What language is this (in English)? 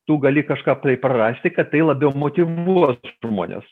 Lithuanian